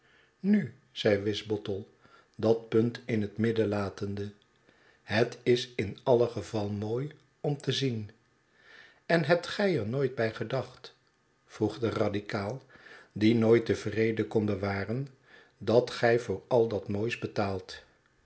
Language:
Dutch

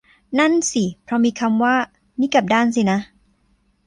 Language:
Thai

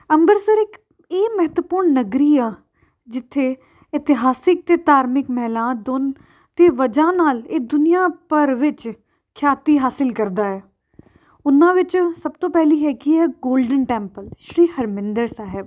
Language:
Punjabi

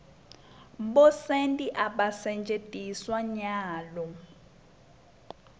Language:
Swati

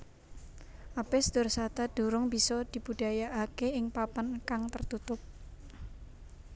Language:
Javanese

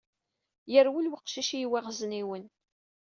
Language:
Kabyle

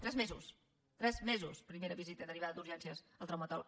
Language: Catalan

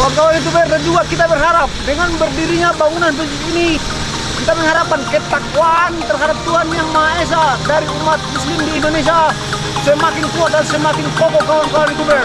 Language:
Japanese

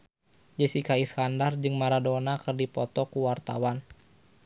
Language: Sundanese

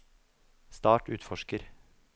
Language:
Norwegian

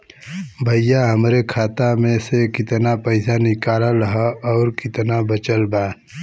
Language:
Bhojpuri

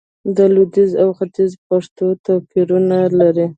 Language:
Pashto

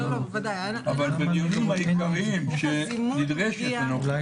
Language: Hebrew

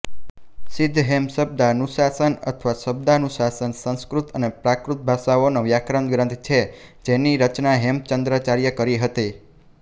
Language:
Gujarati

